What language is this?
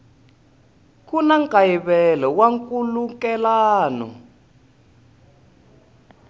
Tsonga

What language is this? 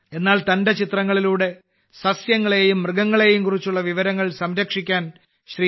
Malayalam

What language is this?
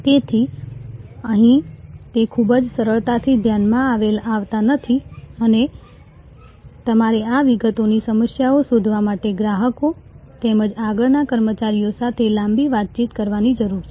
Gujarati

